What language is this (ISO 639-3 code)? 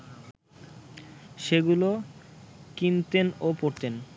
ben